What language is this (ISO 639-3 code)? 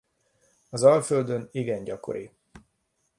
hun